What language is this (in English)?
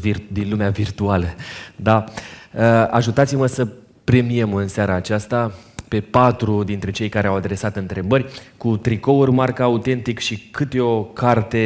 Romanian